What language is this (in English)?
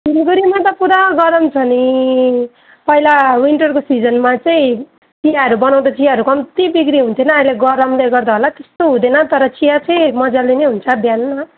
Nepali